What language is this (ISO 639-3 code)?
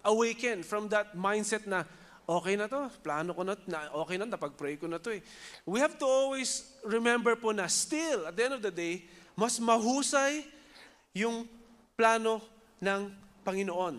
fil